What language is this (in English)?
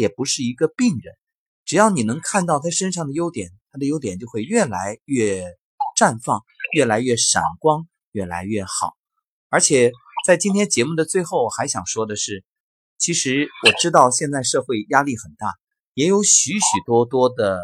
Chinese